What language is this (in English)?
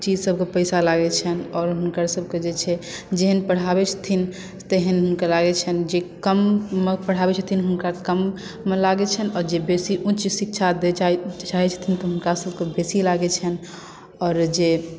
Maithili